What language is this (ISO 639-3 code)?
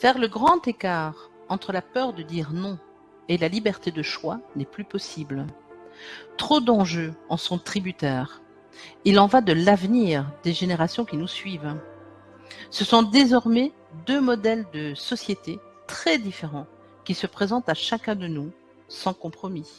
fra